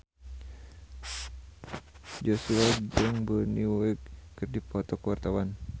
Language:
Sundanese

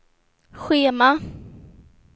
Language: Swedish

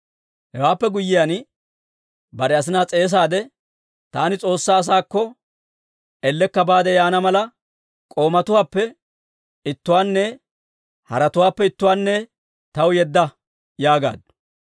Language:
Dawro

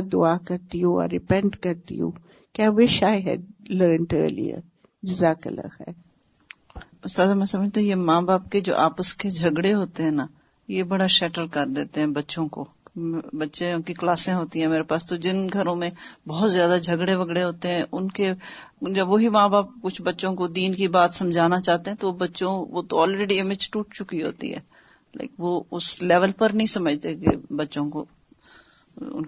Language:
Urdu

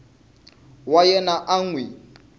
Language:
Tsonga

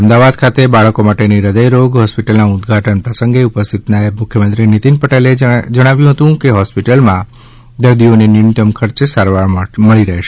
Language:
Gujarati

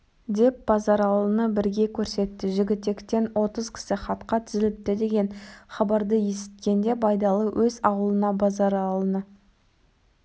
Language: Kazakh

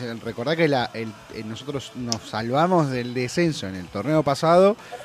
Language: Spanish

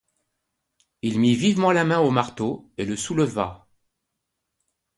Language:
French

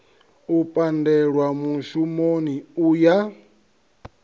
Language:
Venda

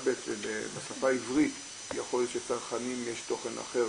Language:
Hebrew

